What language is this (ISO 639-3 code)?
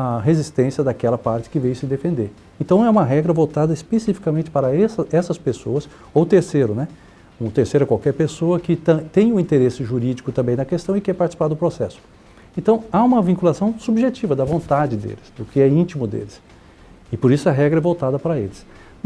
por